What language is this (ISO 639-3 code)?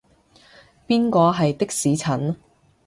yue